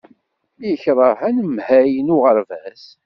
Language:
Kabyle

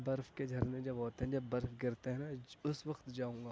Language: Urdu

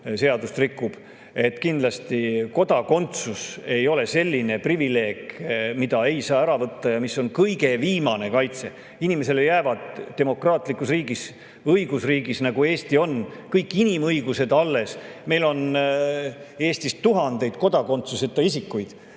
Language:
Estonian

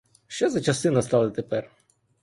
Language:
Ukrainian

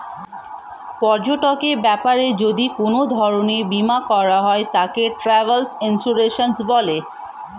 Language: Bangla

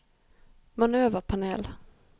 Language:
Norwegian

